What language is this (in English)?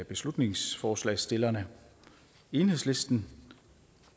Danish